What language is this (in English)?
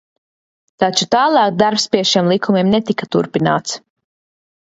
Latvian